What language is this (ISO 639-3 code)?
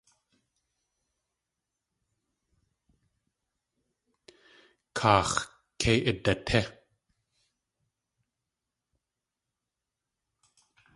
tli